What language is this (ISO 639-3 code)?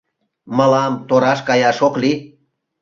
chm